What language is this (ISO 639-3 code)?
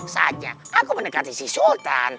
ind